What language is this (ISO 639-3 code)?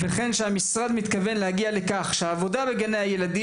heb